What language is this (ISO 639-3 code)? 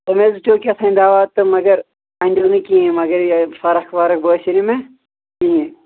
kas